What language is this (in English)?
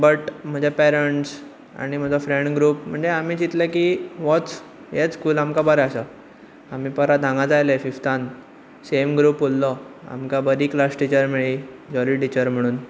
Konkani